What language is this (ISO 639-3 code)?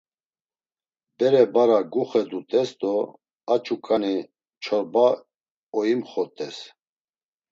lzz